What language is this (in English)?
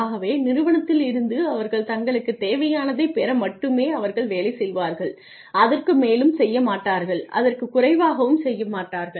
Tamil